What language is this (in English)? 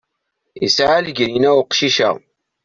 Kabyle